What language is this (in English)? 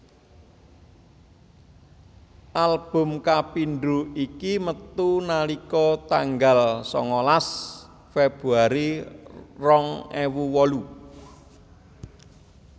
Javanese